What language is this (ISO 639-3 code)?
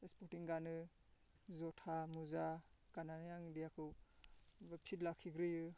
brx